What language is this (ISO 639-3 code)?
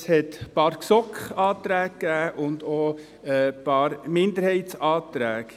gsw